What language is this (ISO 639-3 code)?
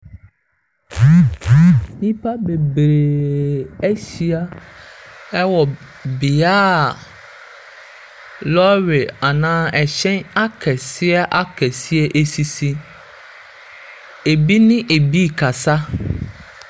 aka